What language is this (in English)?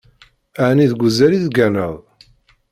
Kabyle